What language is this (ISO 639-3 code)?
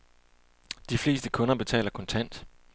dan